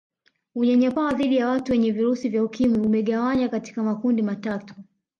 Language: Swahili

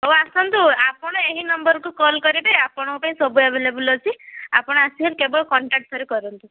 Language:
Odia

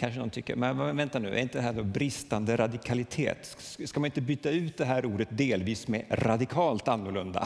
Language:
Swedish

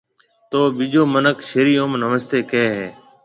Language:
Marwari (Pakistan)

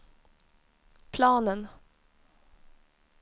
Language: Swedish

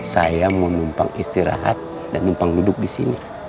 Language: Indonesian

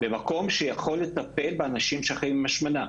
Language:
Hebrew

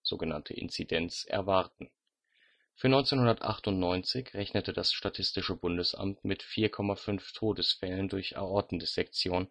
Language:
German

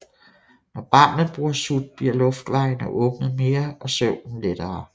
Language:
Danish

